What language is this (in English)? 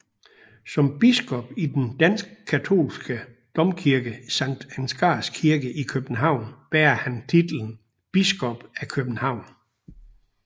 Danish